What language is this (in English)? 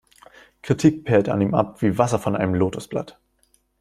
German